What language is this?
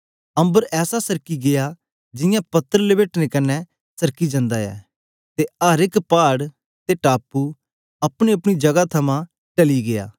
Dogri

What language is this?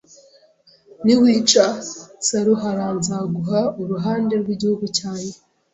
Kinyarwanda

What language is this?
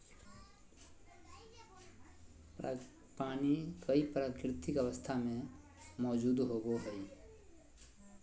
Magahi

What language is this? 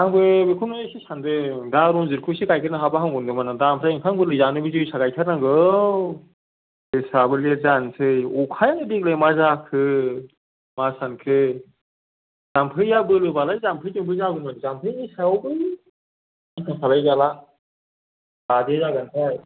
Bodo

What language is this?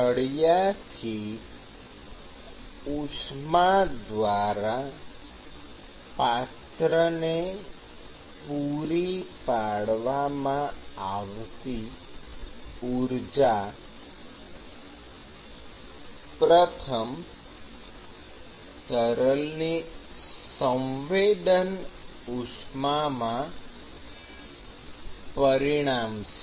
Gujarati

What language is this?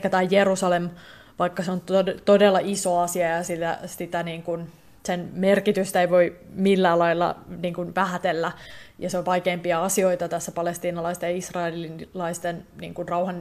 Finnish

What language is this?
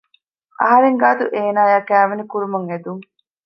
Divehi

